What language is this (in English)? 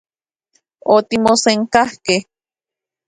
Central Puebla Nahuatl